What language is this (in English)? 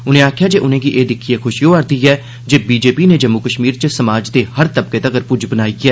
Dogri